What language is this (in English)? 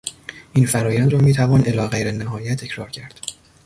Persian